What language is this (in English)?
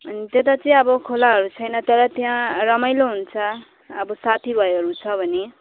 Nepali